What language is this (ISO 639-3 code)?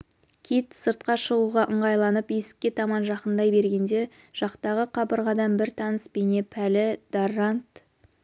kaz